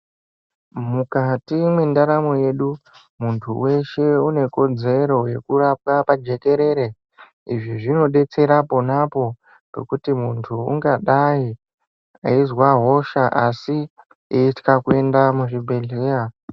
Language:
Ndau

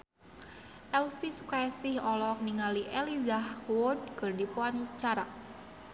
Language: Sundanese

